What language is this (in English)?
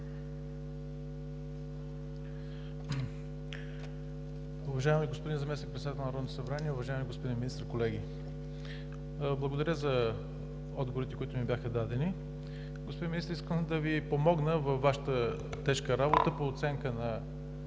Bulgarian